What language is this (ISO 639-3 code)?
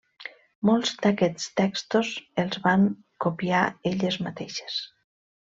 cat